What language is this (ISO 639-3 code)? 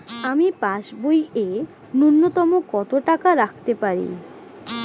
ben